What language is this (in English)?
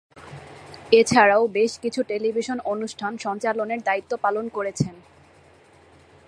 Bangla